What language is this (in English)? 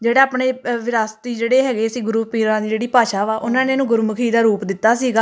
Punjabi